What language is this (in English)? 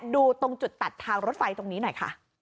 Thai